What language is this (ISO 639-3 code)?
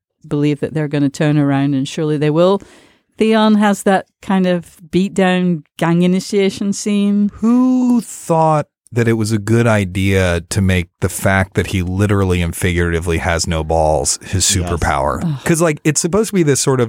eng